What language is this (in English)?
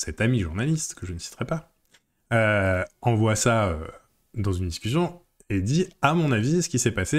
French